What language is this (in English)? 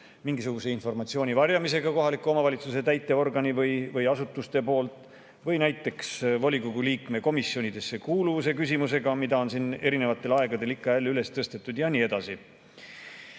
Estonian